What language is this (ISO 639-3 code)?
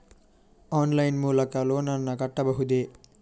kan